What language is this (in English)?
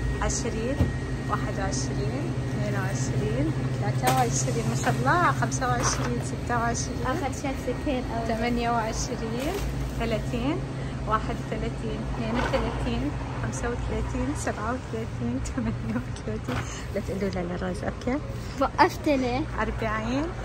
Arabic